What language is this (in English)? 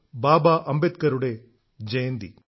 Malayalam